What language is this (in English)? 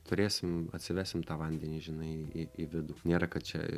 Lithuanian